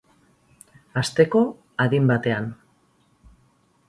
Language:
Basque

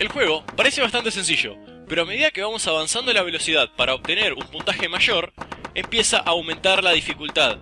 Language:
Spanish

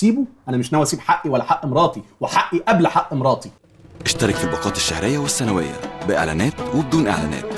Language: Arabic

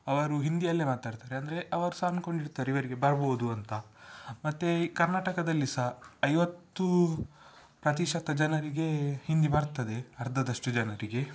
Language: Kannada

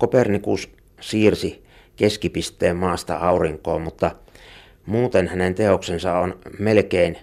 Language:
Finnish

